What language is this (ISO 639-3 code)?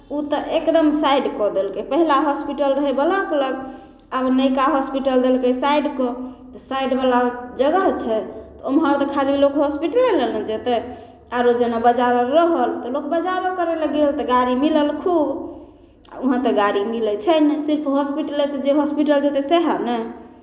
mai